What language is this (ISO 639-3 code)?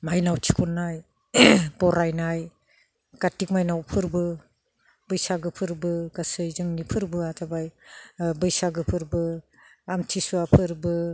brx